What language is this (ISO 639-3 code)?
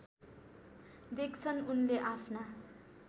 nep